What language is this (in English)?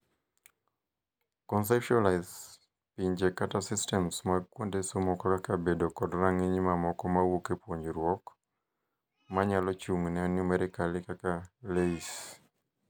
Luo (Kenya and Tanzania)